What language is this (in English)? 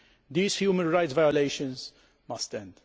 English